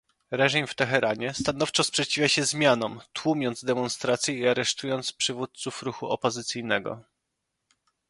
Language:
Polish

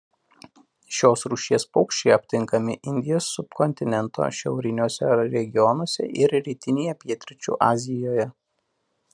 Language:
Lithuanian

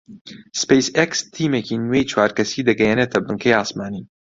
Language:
Central Kurdish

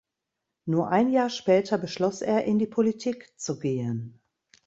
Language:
German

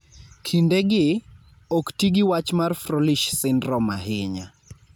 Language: Luo (Kenya and Tanzania)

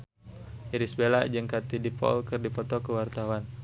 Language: Sundanese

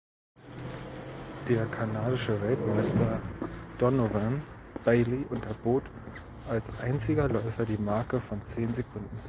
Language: German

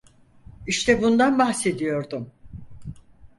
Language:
Turkish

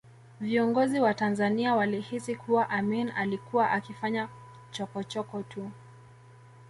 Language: Swahili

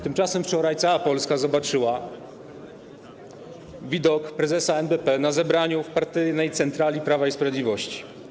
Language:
Polish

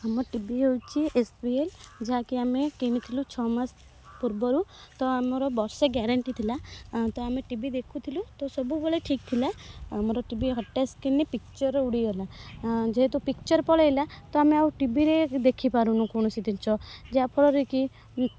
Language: Odia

